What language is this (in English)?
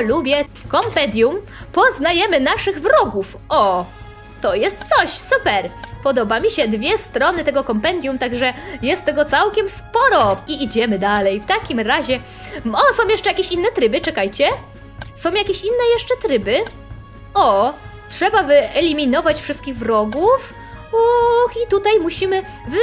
Polish